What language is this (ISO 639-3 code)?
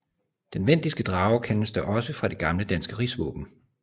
dan